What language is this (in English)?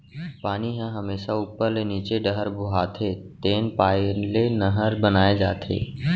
Chhattisgarhi